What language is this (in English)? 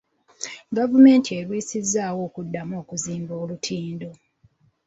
Ganda